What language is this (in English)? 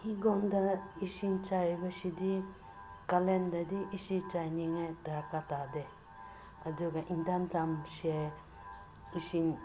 Manipuri